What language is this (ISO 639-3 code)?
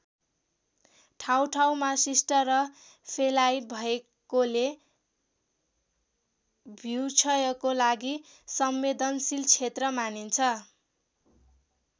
nep